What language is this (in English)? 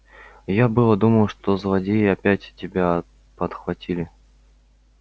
Russian